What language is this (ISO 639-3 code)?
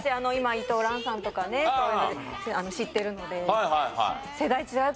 jpn